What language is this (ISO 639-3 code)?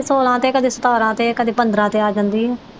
pan